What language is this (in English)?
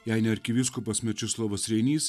Lithuanian